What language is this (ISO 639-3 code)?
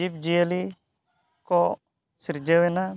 sat